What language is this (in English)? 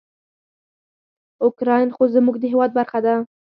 Pashto